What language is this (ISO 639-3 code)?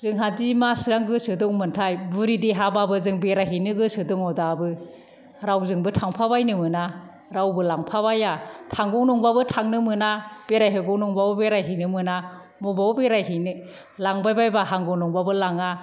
brx